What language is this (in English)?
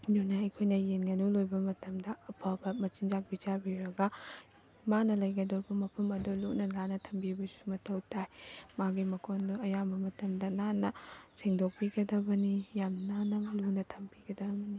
Manipuri